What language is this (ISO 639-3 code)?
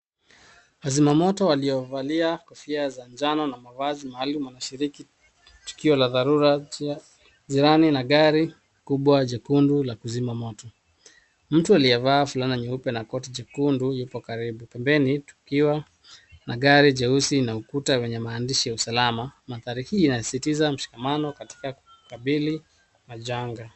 swa